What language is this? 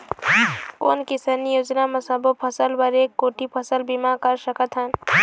Chhattisgarhi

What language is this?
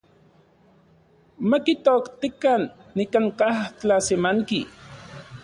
Central Puebla Nahuatl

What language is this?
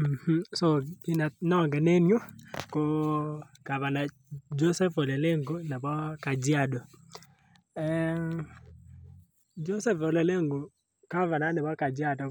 Kalenjin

